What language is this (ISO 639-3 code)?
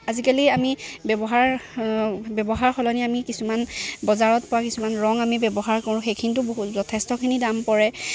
asm